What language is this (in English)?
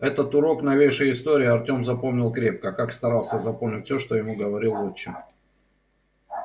Russian